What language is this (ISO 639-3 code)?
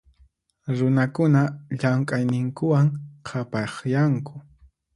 qxp